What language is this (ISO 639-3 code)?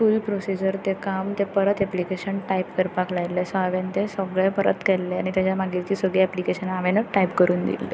kok